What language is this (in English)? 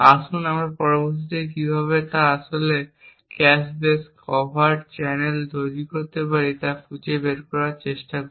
Bangla